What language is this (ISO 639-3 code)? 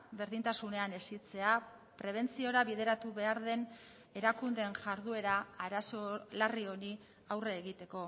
eus